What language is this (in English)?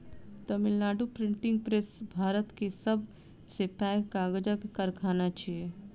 Maithili